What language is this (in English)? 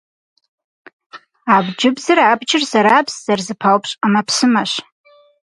Kabardian